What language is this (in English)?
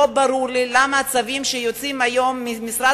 Hebrew